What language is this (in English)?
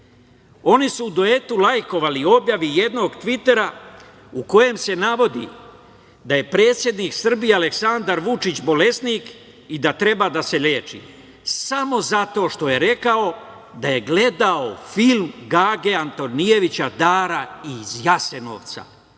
Serbian